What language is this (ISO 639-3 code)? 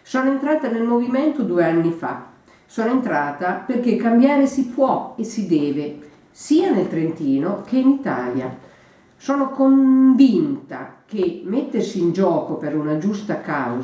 ita